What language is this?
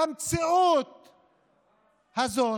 Hebrew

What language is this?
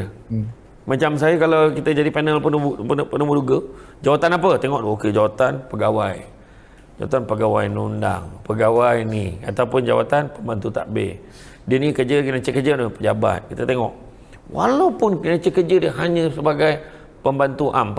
Malay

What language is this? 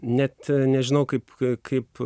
Lithuanian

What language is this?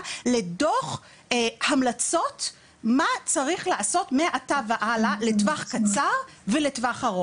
Hebrew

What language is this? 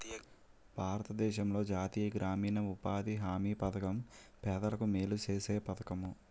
Telugu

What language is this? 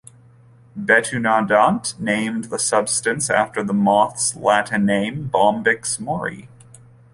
English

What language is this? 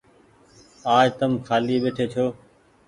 Goaria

